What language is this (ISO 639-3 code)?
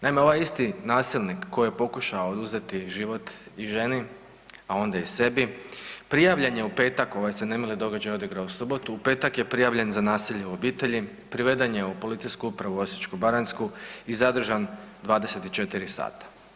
hrv